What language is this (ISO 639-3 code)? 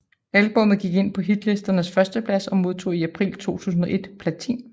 dan